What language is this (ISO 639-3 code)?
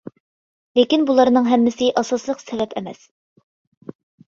uig